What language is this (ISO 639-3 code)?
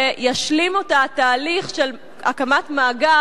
heb